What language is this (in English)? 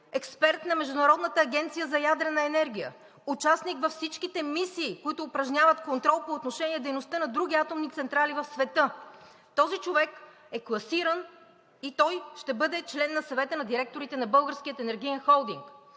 Bulgarian